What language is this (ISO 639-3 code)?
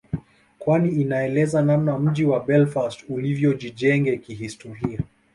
swa